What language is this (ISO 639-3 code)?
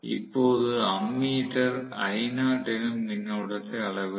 tam